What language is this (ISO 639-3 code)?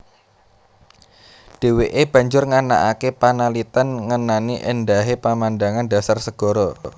jav